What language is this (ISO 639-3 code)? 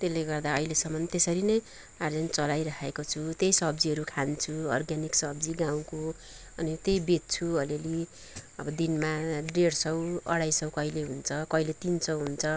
nep